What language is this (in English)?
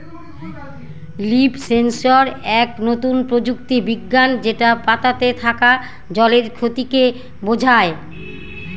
Bangla